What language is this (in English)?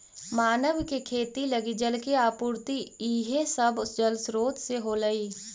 Magahi